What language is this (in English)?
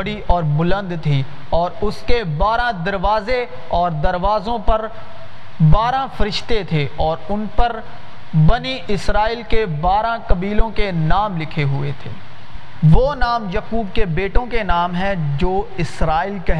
Urdu